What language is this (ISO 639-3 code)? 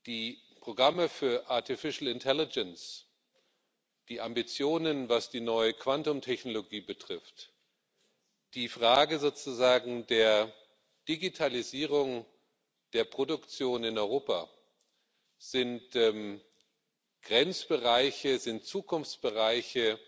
deu